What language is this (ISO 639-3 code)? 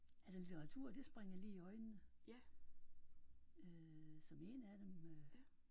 dan